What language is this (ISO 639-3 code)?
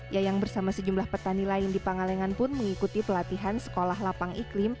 ind